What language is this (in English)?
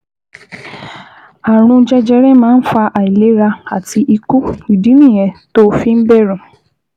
Yoruba